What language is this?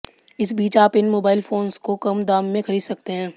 Hindi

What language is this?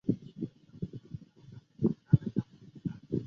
Chinese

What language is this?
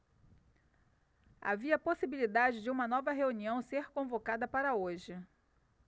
Portuguese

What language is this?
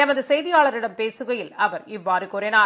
Tamil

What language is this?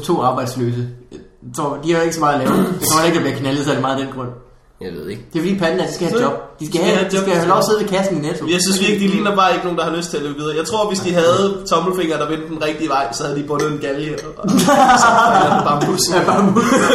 Danish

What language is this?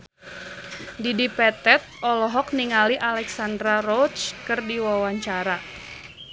Sundanese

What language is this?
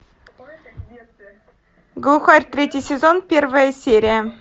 Russian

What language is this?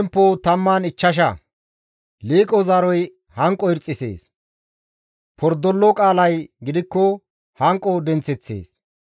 Gamo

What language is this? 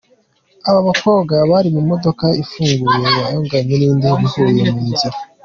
Kinyarwanda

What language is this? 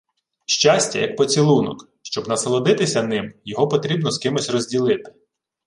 Ukrainian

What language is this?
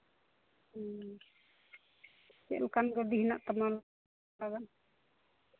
Santali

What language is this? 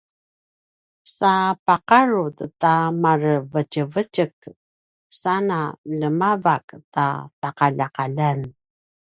Paiwan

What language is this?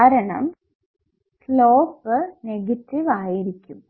Malayalam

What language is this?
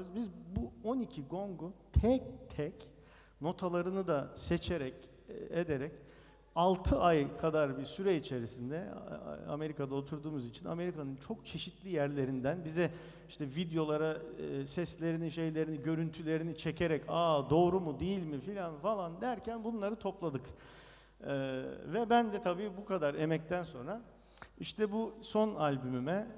Turkish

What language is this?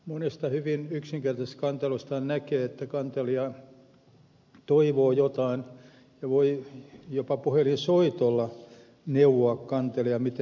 Finnish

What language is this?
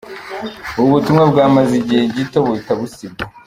Kinyarwanda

